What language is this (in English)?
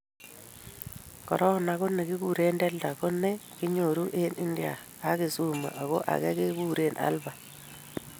Kalenjin